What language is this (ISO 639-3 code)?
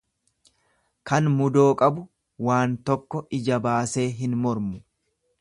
orm